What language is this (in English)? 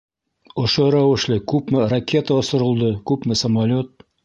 Bashkir